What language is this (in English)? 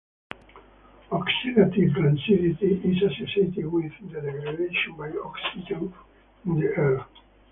English